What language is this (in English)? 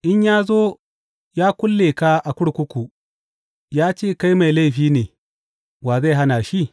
Hausa